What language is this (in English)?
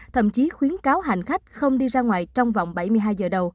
Vietnamese